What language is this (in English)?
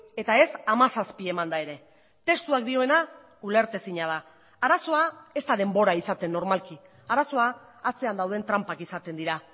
Basque